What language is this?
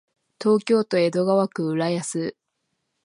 Japanese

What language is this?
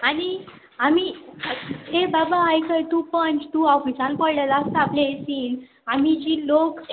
Konkani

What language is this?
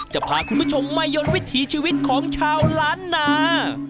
Thai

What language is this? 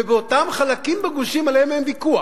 Hebrew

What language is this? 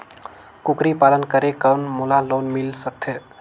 Chhattisgarhi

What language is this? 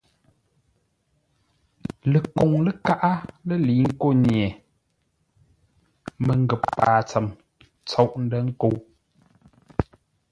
Ngombale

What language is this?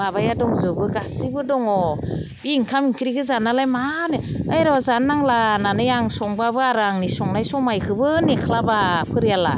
Bodo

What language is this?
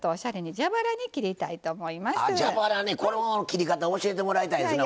Japanese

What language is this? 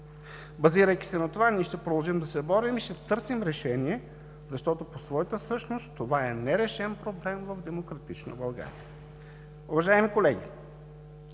Bulgarian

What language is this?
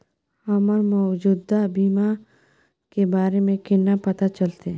Maithili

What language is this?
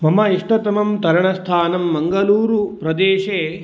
Sanskrit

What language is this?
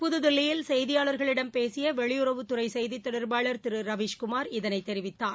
Tamil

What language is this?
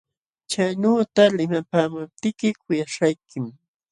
Jauja Wanca Quechua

